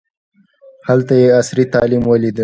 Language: Pashto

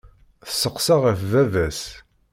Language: Kabyle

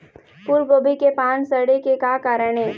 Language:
Chhattisgarhi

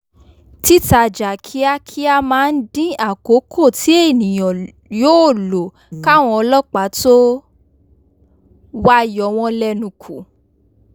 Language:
Yoruba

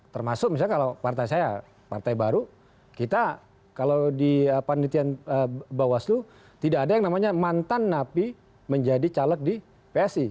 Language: Indonesian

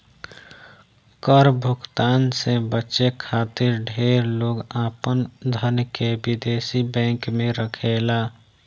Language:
Bhojpuri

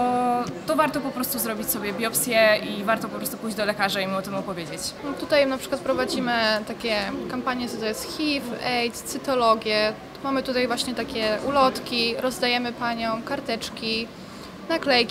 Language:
Polish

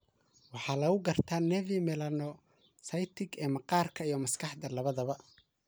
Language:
Somali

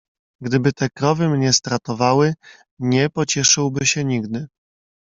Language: Polish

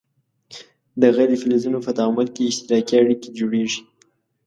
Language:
Pashto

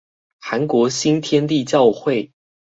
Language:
Chinese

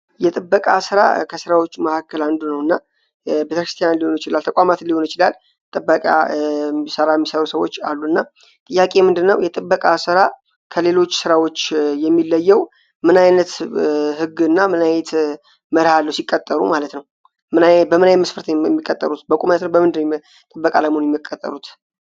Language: Amharic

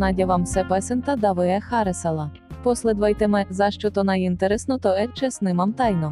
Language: Bulgarian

